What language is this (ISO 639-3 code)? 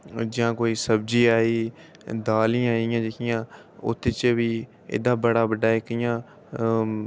doi